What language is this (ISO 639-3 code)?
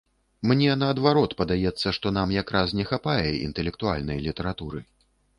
bel